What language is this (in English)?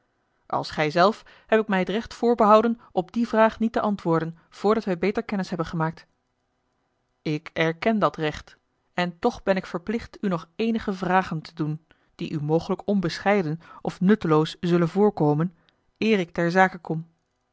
Dutch